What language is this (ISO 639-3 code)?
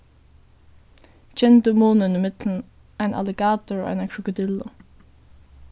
fao